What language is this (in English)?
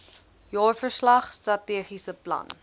Afrikaans